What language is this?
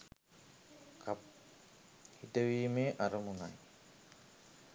Sinhala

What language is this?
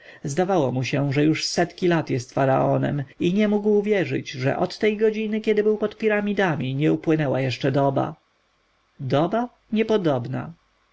Polish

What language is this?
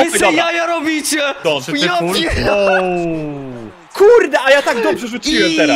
Polish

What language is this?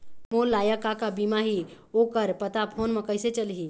Chhattisgarhi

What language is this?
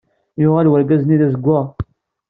Kabyle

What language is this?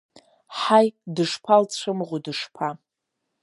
Abkhazian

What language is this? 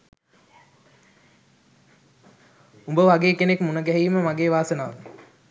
Sinhala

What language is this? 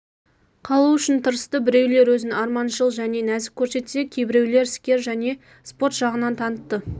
Kazakh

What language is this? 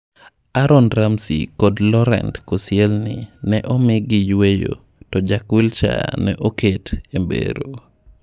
Luo (Kenya and Tanzania)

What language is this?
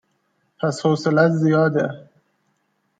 Persian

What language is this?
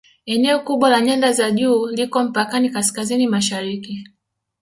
Swahili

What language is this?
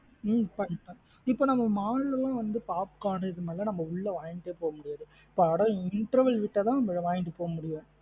Tamil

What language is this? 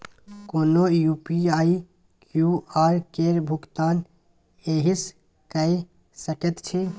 Maithili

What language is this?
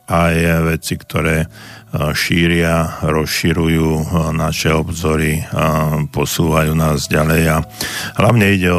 Slovak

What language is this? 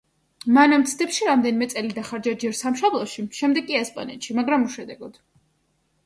Georgian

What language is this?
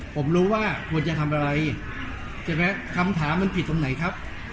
Thai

